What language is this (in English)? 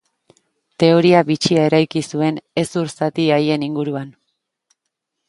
Basque